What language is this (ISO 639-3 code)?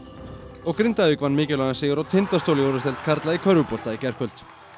isl